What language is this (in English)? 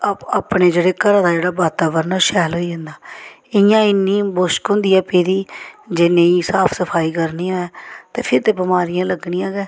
Dogri